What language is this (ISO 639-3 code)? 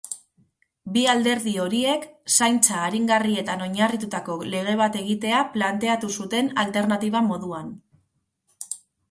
eus